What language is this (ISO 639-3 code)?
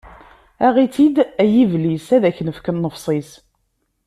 kab